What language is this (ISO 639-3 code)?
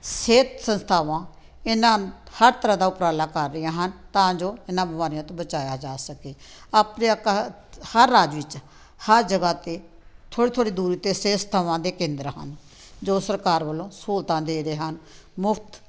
pan